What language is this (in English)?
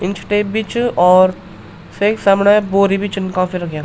Garhwali